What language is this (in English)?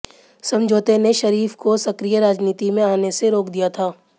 Hindi